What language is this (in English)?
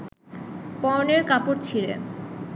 Bangla